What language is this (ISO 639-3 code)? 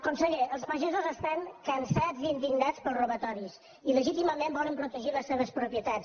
cat